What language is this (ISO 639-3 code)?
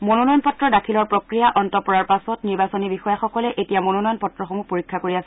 asm